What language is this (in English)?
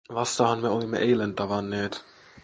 Finnish